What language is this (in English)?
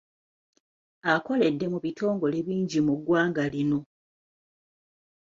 Ganda